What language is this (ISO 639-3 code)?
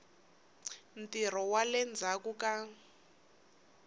tso